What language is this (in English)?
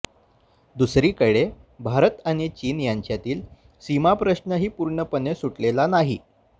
Marathi